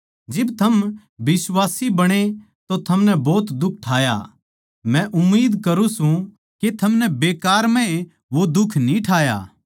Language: Haryanvi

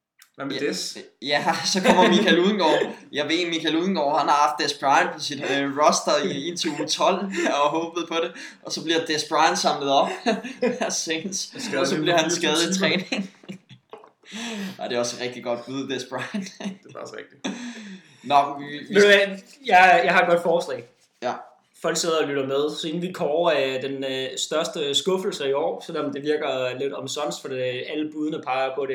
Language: Danish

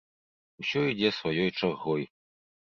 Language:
Belarusian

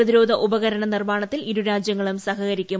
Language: Malayalam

